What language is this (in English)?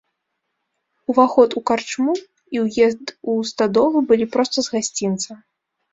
Belarusian